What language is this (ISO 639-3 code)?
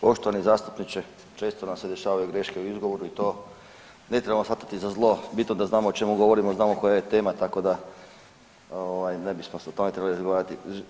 hrv